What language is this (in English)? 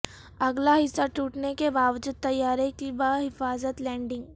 Urdu